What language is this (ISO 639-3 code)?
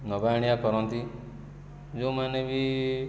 ori